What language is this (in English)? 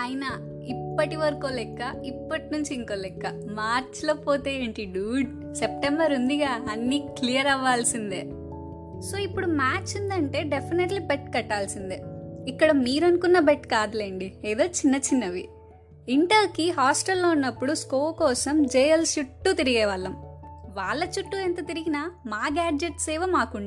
Telugu